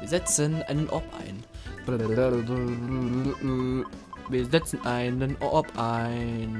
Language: German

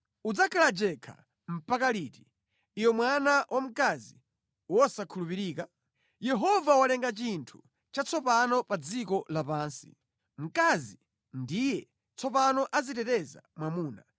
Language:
Nyanja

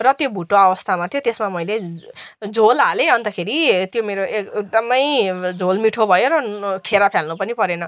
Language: Nepali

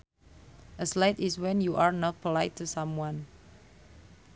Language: Sundanese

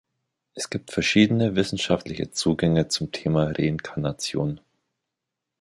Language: German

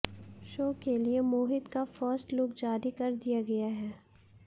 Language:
Hindi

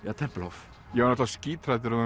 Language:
Icelandic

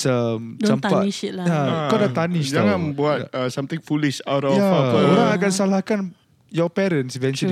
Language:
Malay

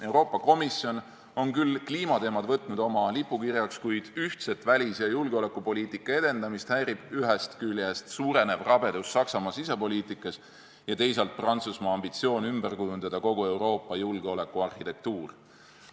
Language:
Estonian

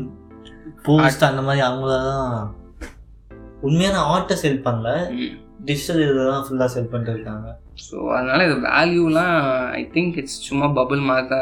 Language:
Tamil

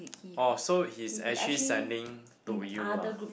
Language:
English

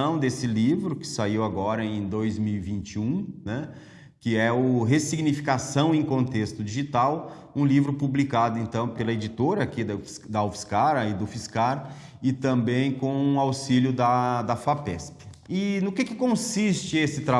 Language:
Portuguese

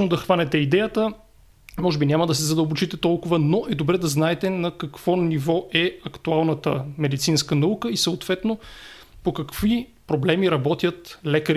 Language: Bulgarian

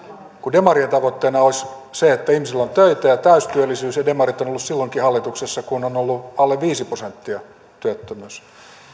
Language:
Finnish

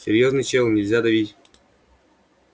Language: Russian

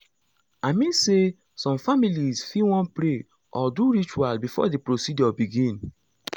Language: Nigerian Pidgin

